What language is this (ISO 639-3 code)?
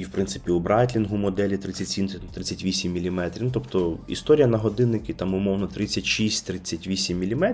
ukr